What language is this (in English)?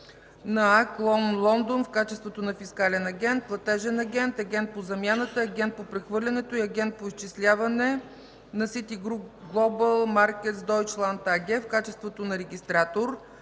Bulgarian